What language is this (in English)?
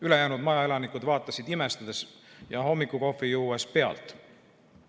Estonian